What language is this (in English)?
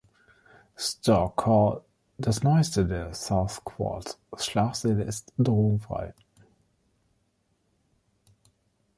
German